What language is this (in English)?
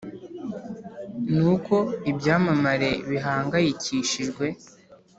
Kinyarwanda